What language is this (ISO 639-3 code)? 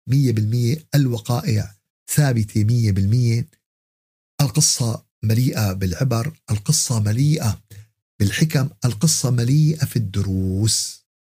ara